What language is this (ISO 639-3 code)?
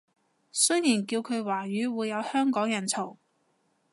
yue